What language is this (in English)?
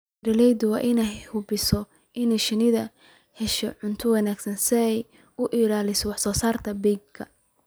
Somali